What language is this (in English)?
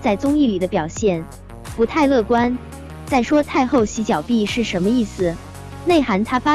Chinese